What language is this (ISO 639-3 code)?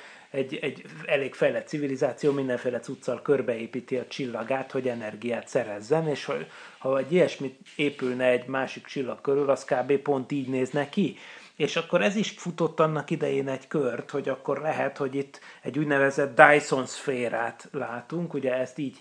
hun